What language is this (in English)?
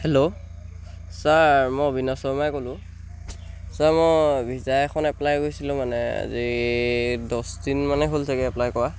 Assamese